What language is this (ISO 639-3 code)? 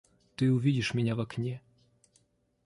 rus